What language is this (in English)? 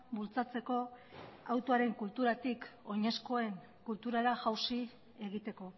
Basque